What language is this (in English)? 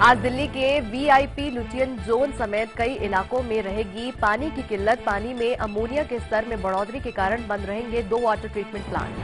Hindi